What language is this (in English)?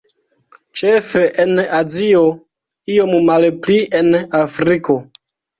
Esperanto